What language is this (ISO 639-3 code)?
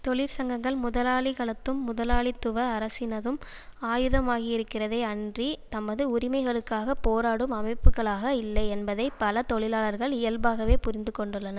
tam